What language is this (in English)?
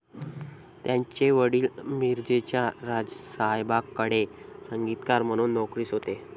Marathi